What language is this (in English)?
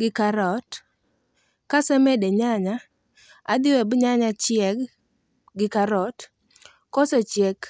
Luo (Kenya and Tanzania)